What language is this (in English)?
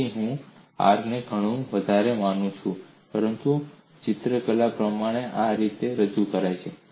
Gujarati